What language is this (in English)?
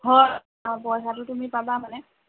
Assamese